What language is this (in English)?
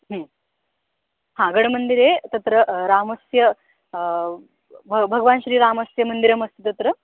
Sanskrit